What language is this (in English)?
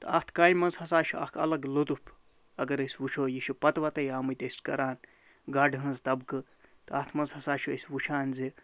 Kashmiri